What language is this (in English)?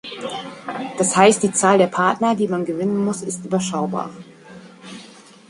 German